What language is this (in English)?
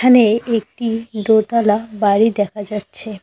Bangla